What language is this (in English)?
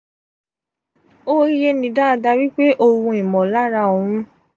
Yoruba